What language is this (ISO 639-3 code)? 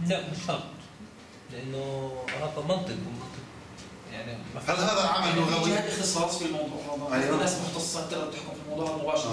ara